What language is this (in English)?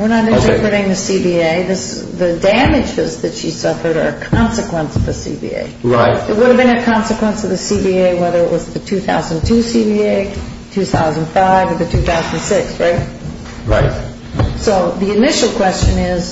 English